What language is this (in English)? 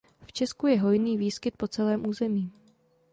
Czech